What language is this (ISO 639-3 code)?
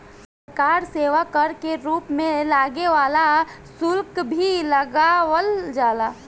bho